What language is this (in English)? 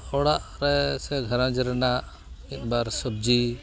Santali